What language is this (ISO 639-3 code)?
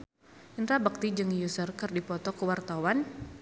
sun